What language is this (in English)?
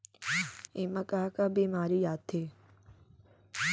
Chhattisgarhi